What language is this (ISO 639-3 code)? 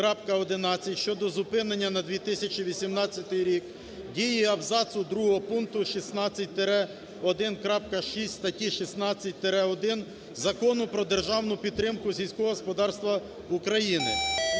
ukr